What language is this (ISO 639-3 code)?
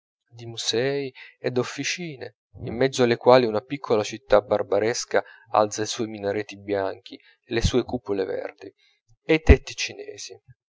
ita